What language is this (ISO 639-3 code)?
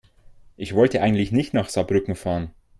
deu